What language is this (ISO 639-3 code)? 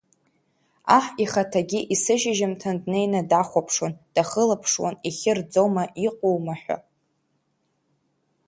abk